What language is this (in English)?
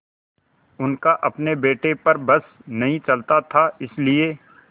Hindi